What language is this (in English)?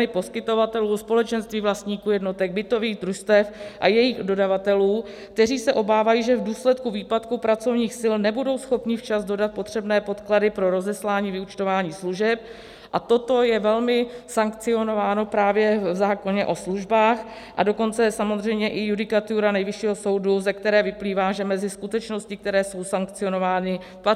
Czech